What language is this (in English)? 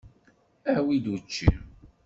Kabyle